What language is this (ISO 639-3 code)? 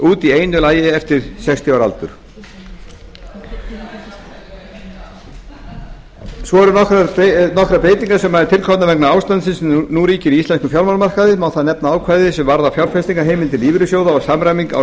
isl